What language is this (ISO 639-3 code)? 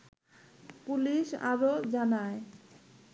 ben